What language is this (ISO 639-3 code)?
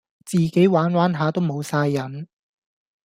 yue